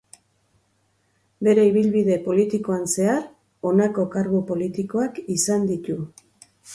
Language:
Basque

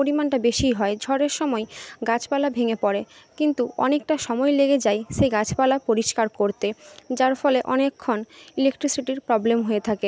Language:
Bangla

